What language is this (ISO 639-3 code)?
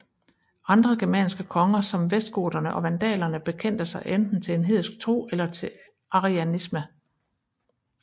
dan